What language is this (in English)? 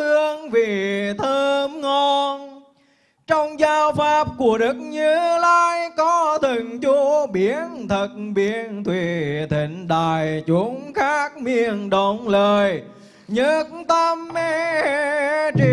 Vietnamese